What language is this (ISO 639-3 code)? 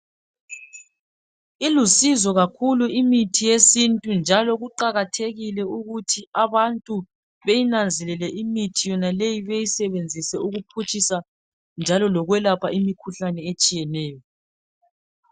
nde